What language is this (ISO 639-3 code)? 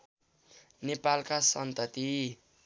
nep